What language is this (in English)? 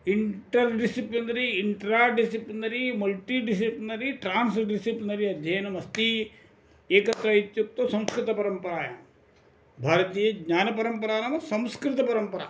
Sanskrit